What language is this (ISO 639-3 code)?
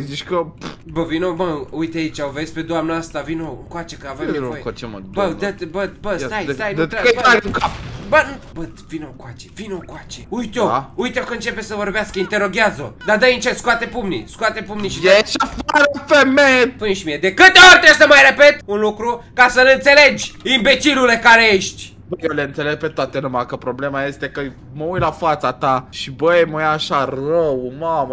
ron